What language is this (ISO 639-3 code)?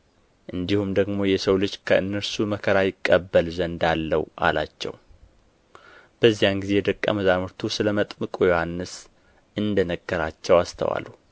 amh